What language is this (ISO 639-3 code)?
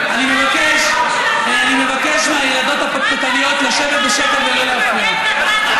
heb